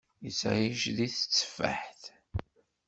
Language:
Kabyle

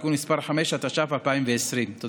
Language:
Hebrew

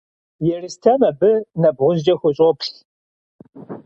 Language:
Kabardian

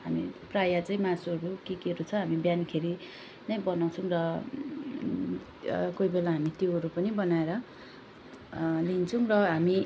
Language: Nepali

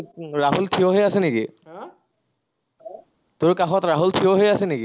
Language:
Assamese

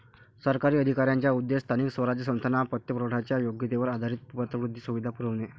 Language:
Marathi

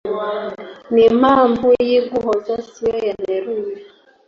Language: Kinyarwanda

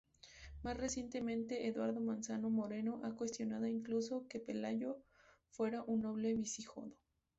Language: Spanish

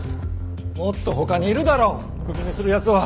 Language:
Japanese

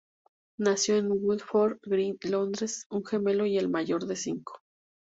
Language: Spanish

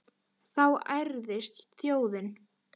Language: Icelandic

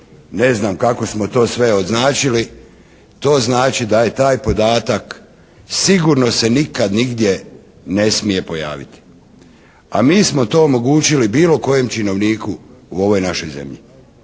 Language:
Croatian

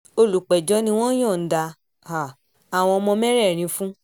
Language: Yoruba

